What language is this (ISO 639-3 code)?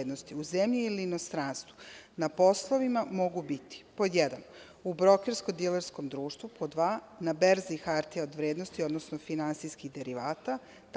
srp